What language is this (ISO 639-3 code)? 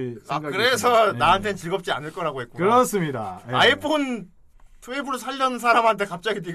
kor